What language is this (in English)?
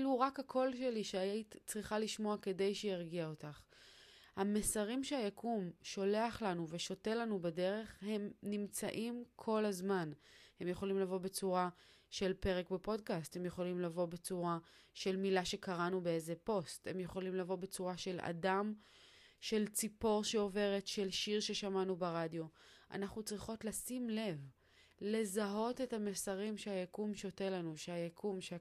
Hebrew